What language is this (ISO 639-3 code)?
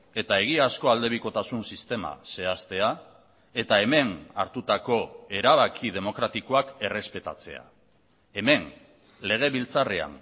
eus